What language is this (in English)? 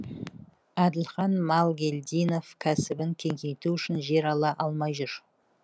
Kazakh